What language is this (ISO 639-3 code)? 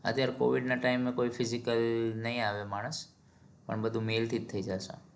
guj